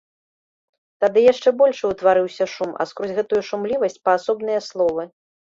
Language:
Belarusian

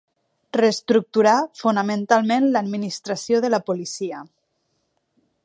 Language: Catalan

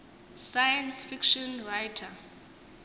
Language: Xhosa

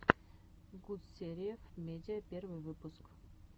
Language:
Russian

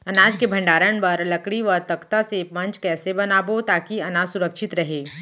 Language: Chhattisgarhi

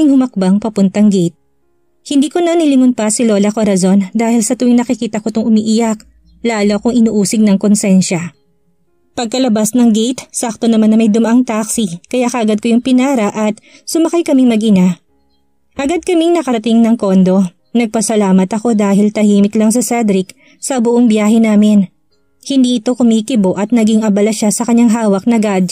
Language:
Filipino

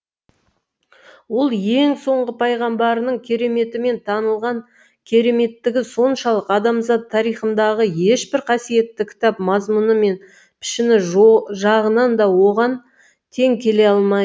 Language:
Kazakh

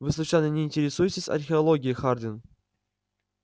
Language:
Russian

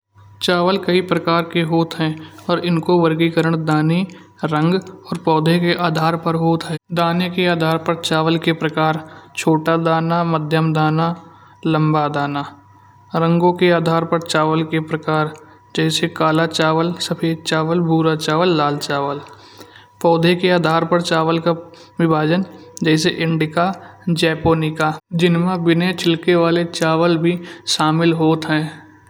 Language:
Kanauji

